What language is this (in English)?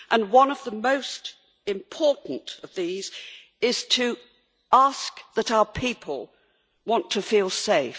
English